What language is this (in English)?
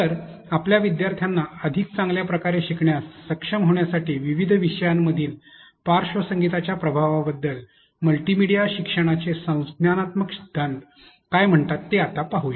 Marathi